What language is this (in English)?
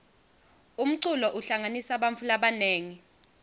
Swati